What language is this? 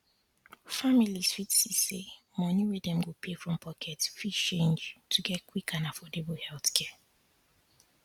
Nigerian Pidgin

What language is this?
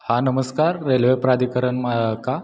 Marathi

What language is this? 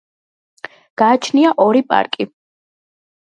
Georgian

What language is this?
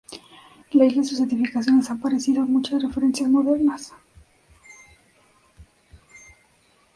Spanish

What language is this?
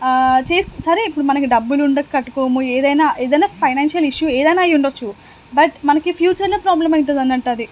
Telugu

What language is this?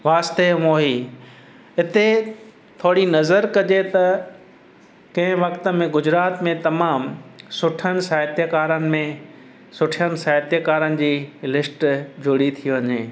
Sindhi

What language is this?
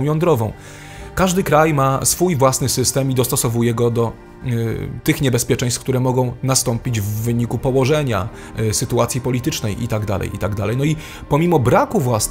Polish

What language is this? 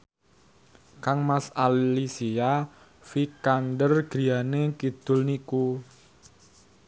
Javanese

